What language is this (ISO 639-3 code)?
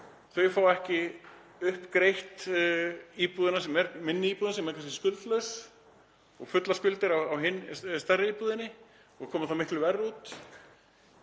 isl